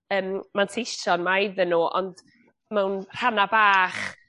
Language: Welsh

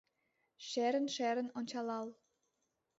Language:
Mari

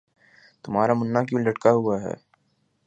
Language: Urdu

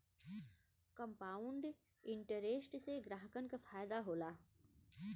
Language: Bhojpuri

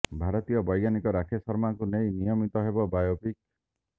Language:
Odia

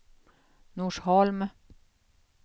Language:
Swedish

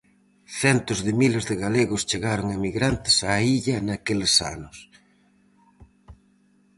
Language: Galician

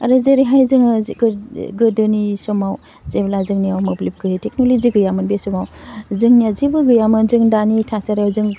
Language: Bodo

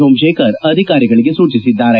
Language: Kannada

